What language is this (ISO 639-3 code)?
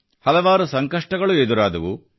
kan